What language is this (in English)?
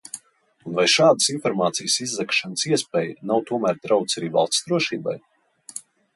Latvian